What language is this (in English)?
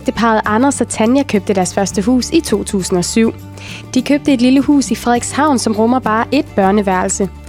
Danish